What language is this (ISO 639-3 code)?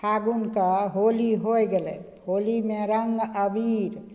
mai